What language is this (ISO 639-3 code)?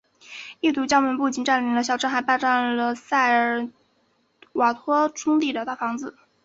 zho